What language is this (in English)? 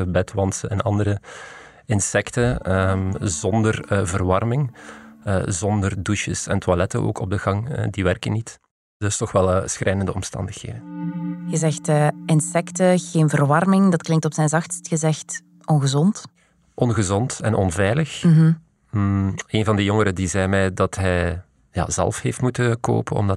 Dutch